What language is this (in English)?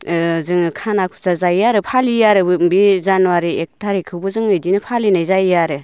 Bodo